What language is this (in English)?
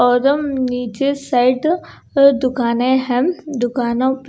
Hindi